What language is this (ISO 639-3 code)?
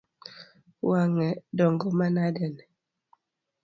luo